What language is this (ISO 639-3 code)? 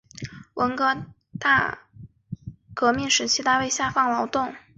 zho